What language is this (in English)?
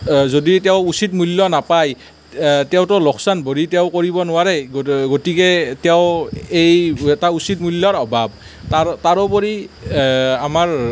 Assamese